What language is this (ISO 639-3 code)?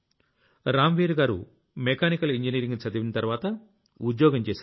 tel